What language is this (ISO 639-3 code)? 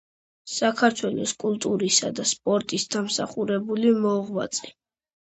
kat